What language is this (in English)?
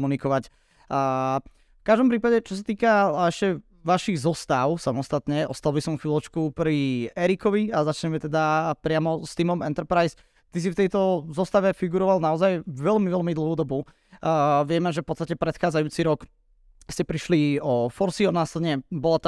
Slovak